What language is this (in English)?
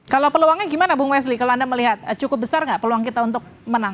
Indonesian